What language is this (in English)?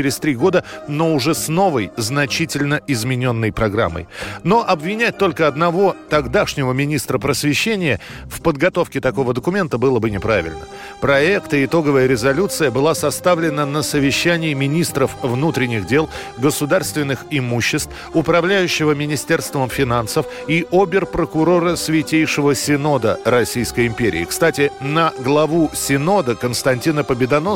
Russian